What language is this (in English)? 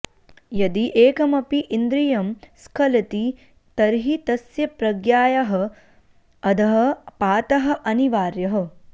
Sanskrit